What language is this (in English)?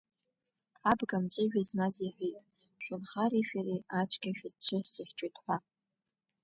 Abkhazian